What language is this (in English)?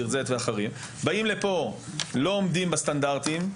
Hebrew